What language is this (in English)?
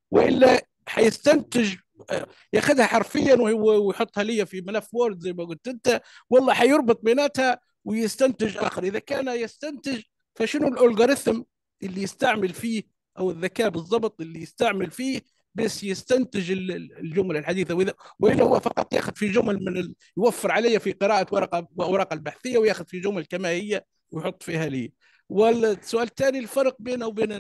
Arabic